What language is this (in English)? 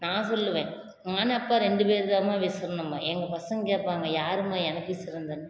Tamil